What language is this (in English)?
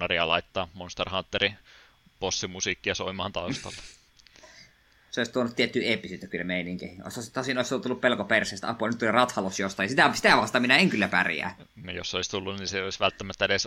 Finnish